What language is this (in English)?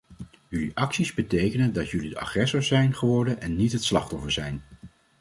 Dutch